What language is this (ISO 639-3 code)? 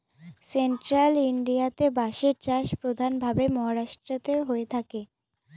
ben